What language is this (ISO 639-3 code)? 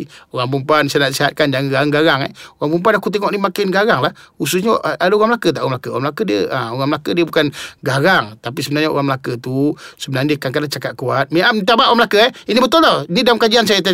msa